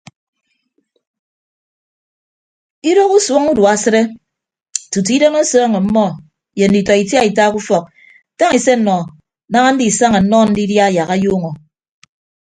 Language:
Ibibio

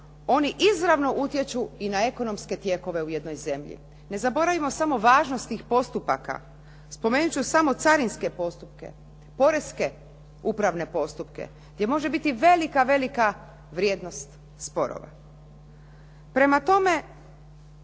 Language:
Croatian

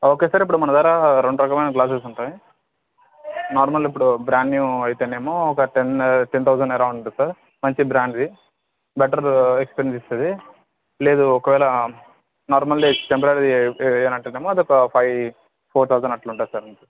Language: Telugu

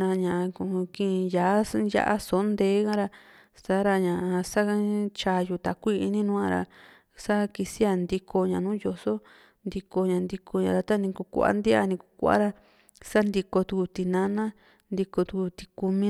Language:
Juxtlahuaca Mixtec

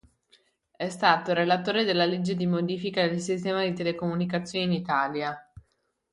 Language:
Italian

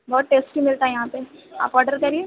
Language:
Urdu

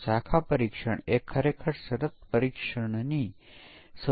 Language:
Gujarati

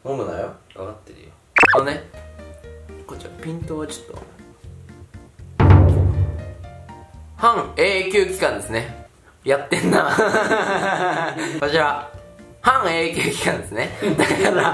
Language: Japanese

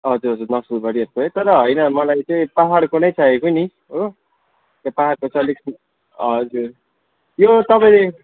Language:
Nepali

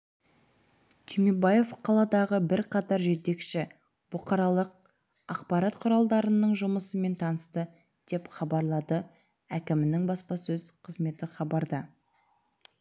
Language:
Kazakh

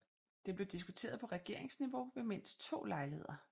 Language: Danish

